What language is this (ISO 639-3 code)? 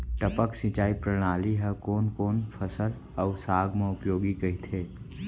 hne